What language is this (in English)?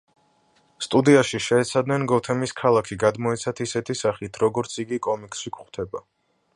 Georgian